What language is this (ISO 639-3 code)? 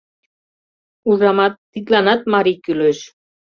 chm